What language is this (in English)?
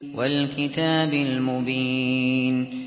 Arabic